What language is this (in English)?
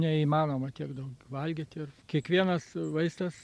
Lithuanian